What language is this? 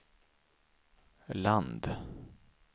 Swedish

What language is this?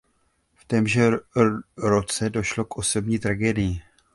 Czech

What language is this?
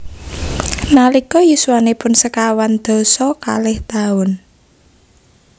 Javanese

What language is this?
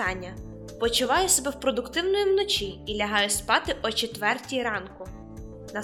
Ukrainian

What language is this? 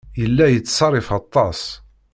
Kabyle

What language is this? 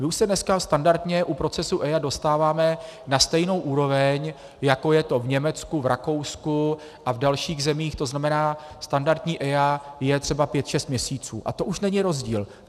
Czech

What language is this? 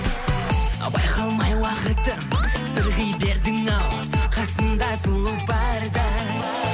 Kazakh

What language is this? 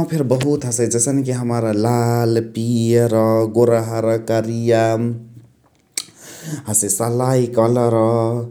Chitwania Tharu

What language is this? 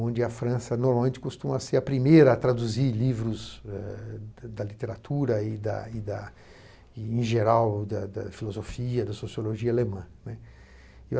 Portuguese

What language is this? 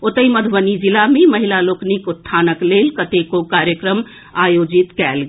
Maithili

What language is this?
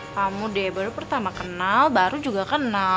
Indonesian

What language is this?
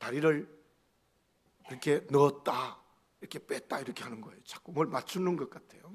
Korean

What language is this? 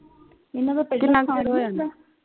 Punjabi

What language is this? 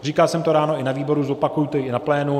Czech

